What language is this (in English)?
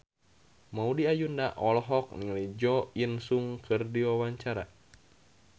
Sundanese